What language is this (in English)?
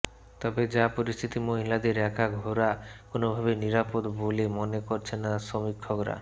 Bangla